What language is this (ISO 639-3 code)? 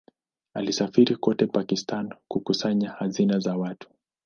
swa